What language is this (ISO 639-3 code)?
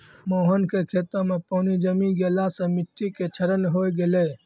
mai